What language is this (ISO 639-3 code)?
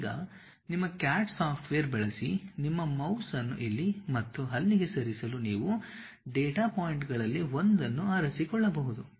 kan